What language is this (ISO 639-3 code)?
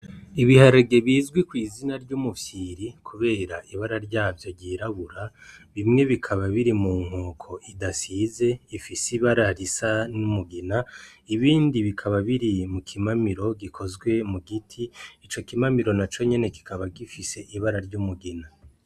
run